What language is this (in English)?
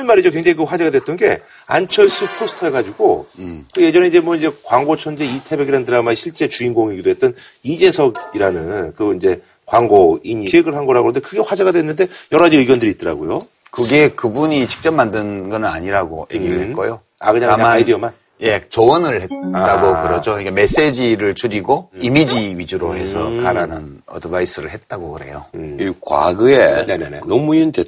Korean